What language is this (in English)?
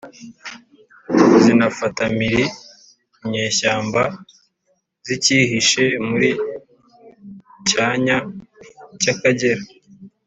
Kinyarwanda